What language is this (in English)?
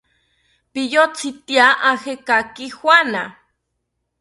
South Ucayali Ashéninka